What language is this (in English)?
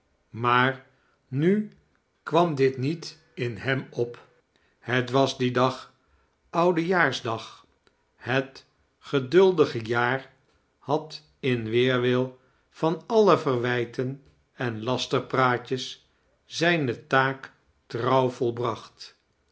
Dutch